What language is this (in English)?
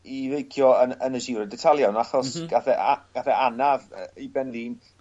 Welsh